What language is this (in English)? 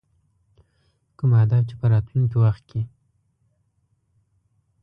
Pashto